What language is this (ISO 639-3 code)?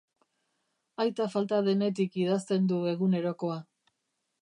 eus